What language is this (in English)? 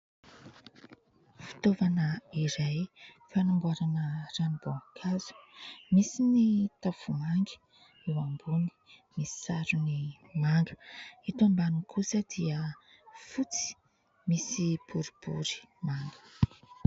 Malagasy